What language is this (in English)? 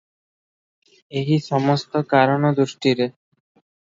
Odia